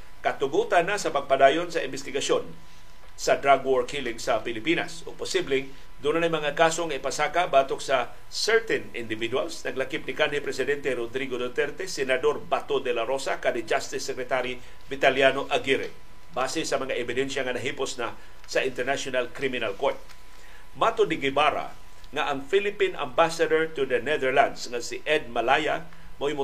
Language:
Filipino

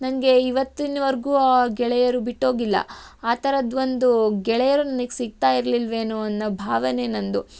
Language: Kannada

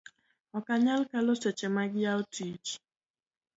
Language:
Luo (Kenya and Tanzania)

